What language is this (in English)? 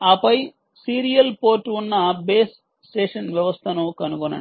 Telugu